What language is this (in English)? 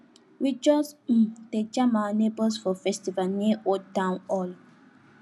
Nigerian Pidgin